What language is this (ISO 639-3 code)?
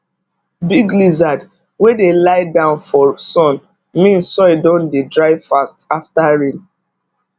pcm